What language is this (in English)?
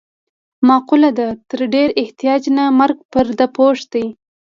Pashto